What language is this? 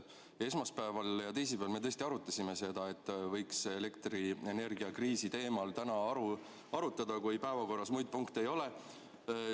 Estonian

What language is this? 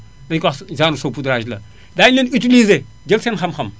Wolof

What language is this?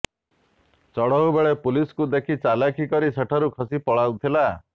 Odia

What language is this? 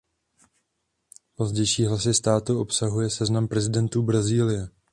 Czech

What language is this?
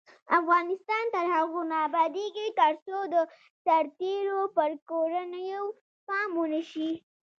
Pashto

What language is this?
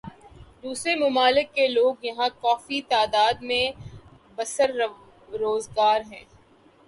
Urdu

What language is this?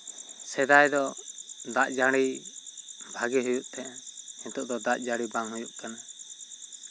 Santali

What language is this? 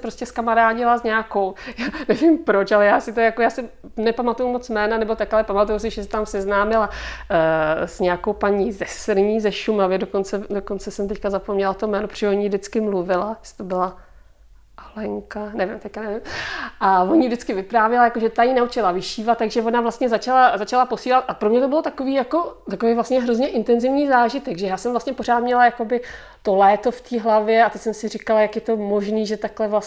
Czech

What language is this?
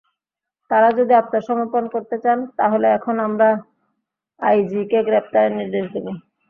Bangla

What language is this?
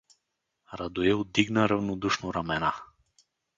Bulgarian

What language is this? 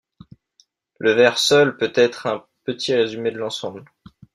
French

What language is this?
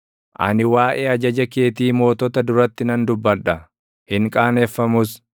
Oromo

